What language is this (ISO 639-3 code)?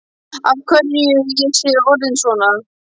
isl